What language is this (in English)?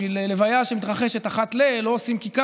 Hebrew